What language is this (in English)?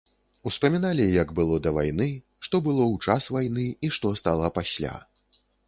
Belarusian